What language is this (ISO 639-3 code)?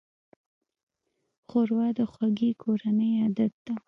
pus